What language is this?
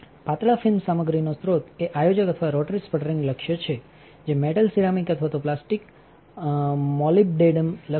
Gujarati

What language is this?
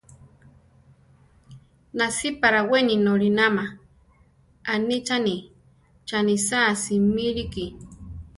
Central Tarahumara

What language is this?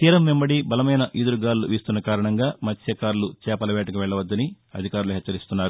Telugu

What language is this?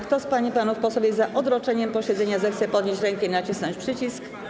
Polish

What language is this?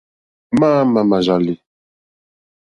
Mokpwe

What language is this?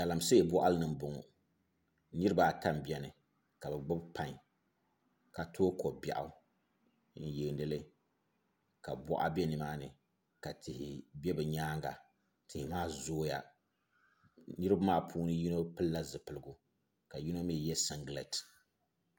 Dagbani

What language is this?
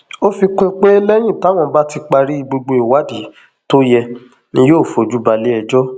Yoruba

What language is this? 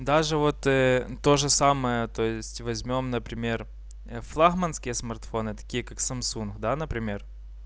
Russian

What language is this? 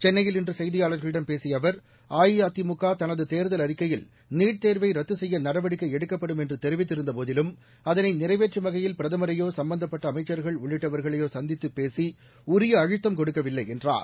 Tamil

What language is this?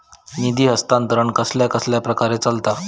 Marathi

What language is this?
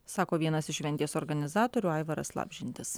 Lithuanian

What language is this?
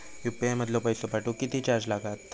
Marathi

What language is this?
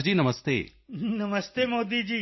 Punjabi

